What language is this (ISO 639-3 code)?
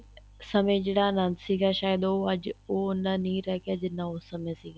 pan